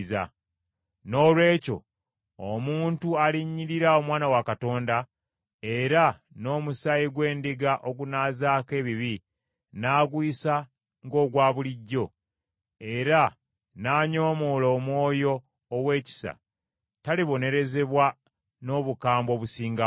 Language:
Ganda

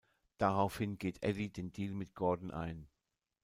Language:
German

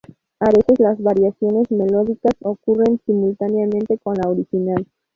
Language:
Spanish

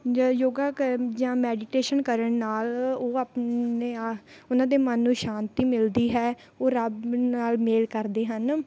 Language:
Punjabi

